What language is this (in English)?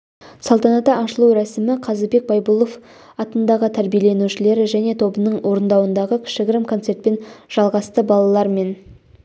Kazakh